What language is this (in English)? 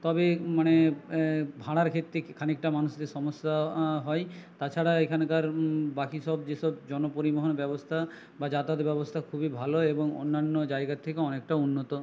Bangla